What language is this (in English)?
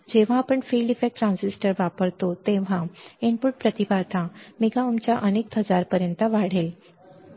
Marathi